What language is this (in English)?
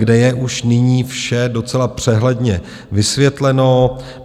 Czech